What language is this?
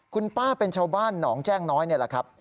Thai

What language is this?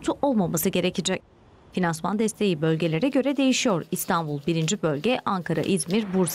Turkish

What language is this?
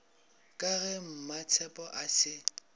Northern Sotho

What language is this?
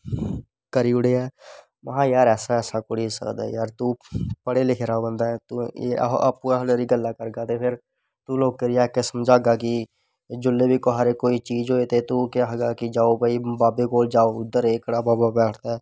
Dogri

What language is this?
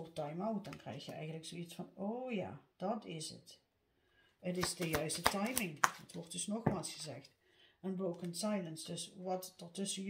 Dutch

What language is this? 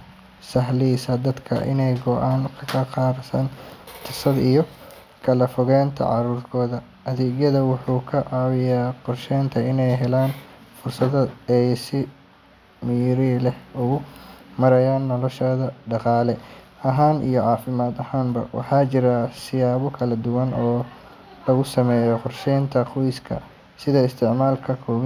Somali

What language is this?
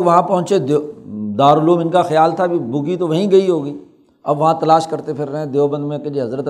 Urdu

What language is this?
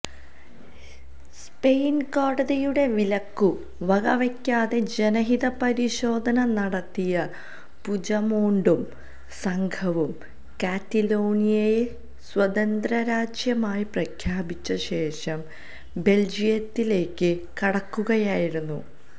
Malayalam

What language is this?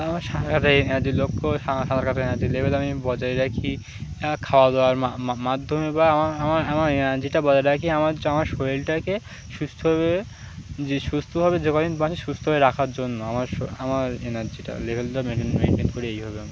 Bangla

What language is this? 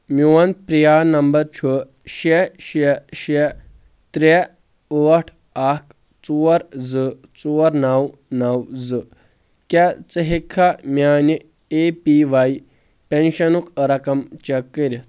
Kashmiri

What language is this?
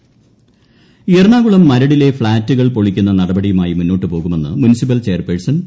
Malayalam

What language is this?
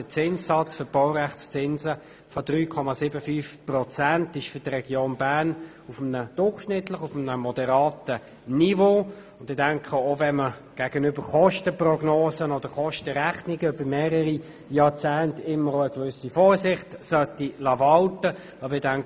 Swiss German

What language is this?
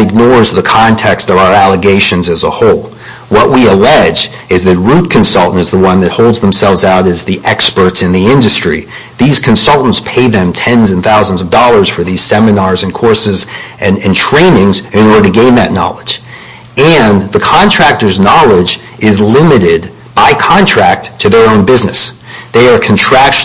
English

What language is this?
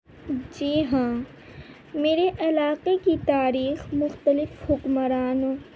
Urdu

